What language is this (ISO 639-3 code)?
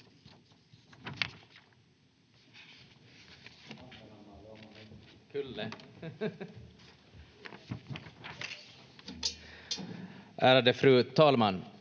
fin